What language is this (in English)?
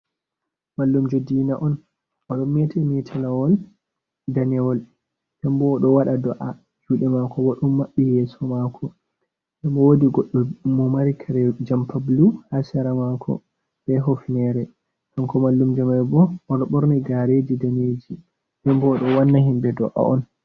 Fula